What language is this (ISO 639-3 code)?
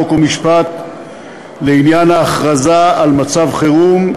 heb